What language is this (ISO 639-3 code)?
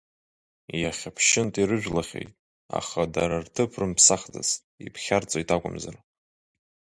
abk